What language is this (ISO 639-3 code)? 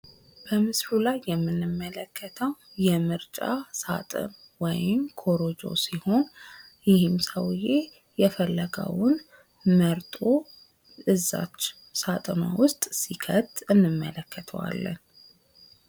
amh